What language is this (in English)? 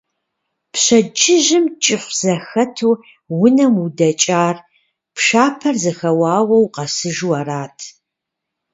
Kabardian